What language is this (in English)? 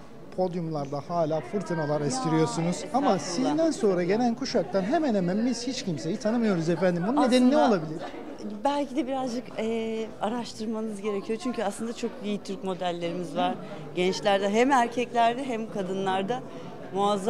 Turkish